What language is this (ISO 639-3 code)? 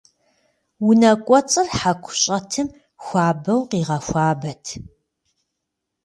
kbd